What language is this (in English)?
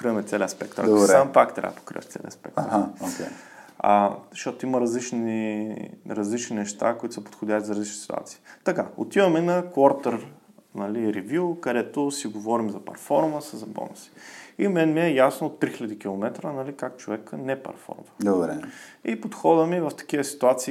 Bulgarian